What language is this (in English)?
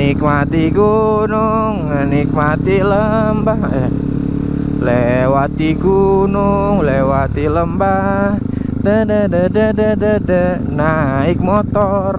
Indonesian